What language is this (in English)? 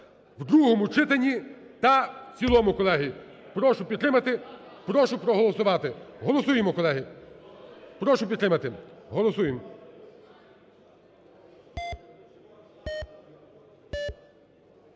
Ukrainian